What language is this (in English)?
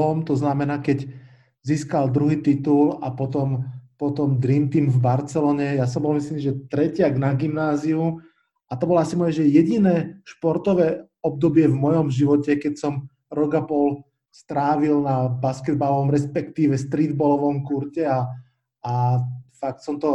Slovak